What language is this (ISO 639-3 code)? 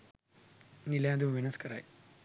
sin